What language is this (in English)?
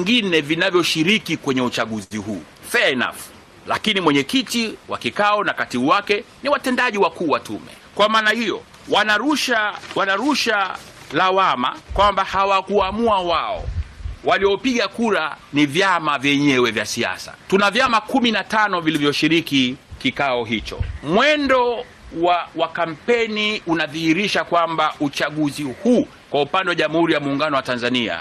Swahili